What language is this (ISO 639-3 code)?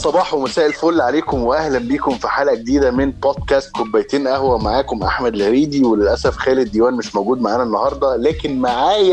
ara